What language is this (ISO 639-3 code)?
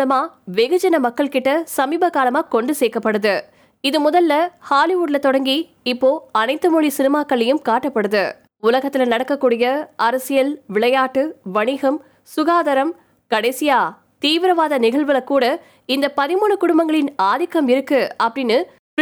tam